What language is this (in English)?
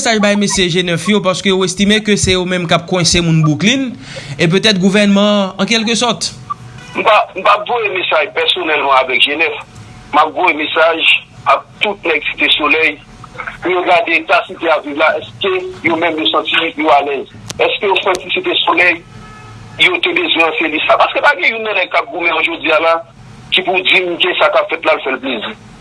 French